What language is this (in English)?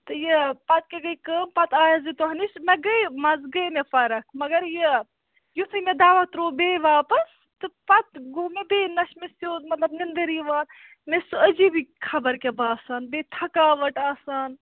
Kashmiri